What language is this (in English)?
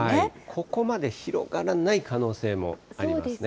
Japanese